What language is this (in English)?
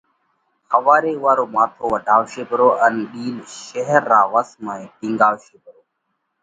Parkari Koli